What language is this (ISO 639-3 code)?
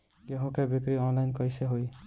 bho